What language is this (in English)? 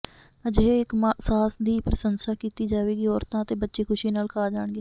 Punjabi